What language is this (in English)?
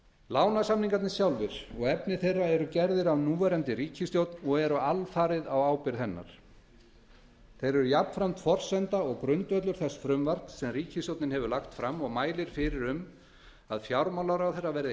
Icelandic